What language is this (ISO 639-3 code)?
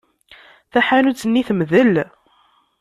kab